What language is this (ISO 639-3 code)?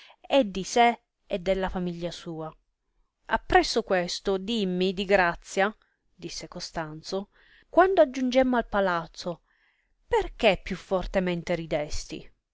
ita